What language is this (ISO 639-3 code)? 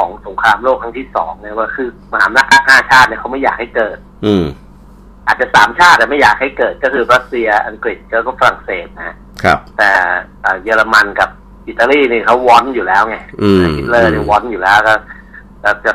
tha